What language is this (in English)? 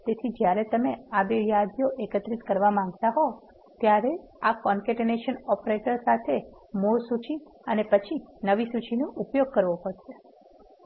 Gujarati